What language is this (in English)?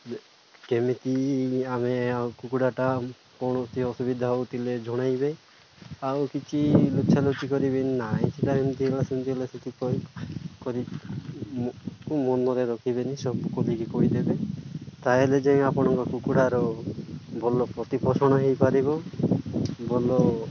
Odia